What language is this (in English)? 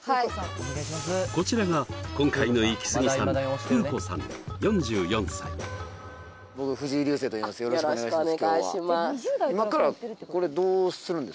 Japanese